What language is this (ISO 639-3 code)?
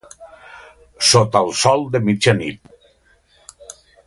cat